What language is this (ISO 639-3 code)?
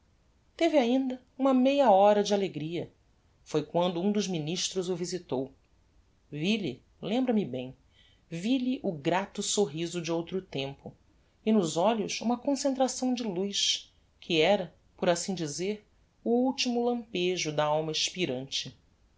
por